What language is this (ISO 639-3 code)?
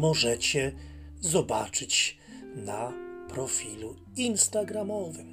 pol